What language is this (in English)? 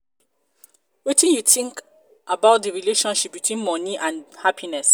Nigerian Pidgin